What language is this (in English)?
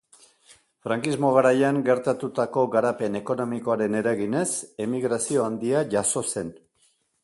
Basque